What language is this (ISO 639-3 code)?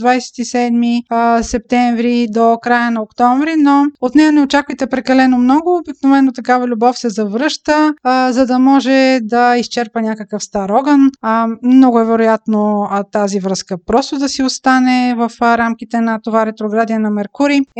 bul